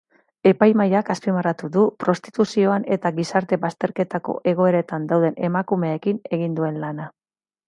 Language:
Basque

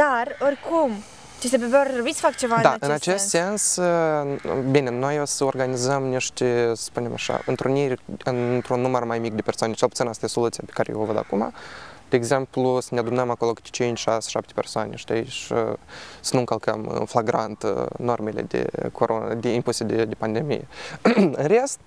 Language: Romanian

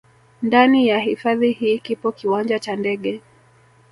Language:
Swahili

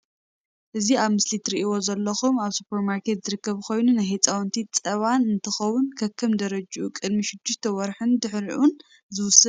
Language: Tigrinya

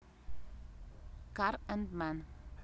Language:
Russian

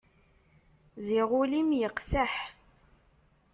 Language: Kabyle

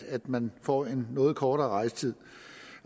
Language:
Danish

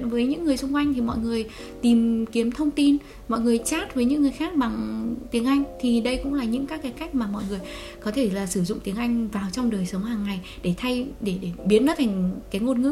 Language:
Vietnamese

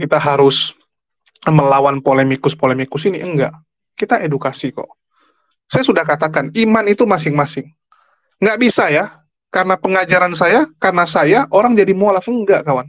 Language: Indonesian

